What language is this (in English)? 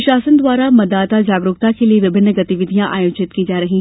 Hindi